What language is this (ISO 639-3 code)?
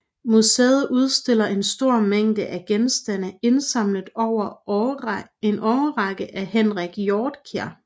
dan